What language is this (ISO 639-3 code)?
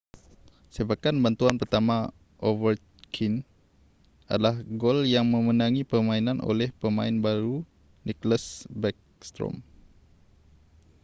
msa